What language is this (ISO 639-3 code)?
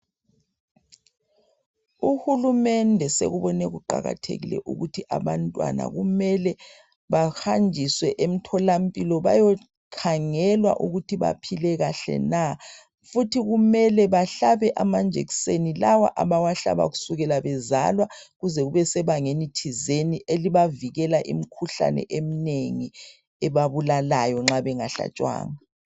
nde